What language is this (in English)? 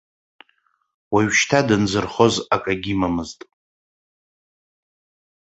Abkhazian